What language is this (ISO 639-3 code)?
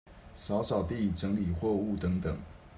zho